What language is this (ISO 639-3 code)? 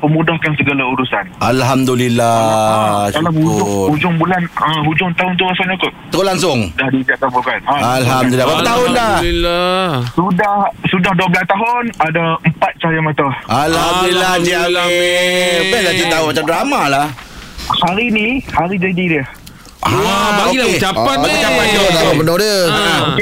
msa